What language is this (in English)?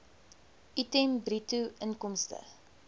Afrikaans